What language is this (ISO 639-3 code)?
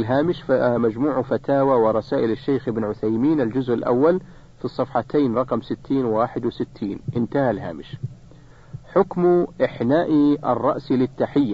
ara